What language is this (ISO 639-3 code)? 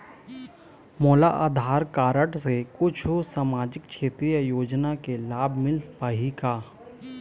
hne